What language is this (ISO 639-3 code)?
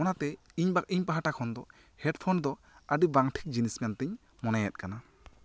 sat